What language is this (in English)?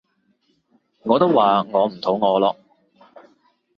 Cantonese